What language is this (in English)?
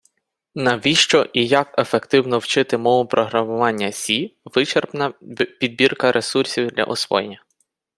Ukrainian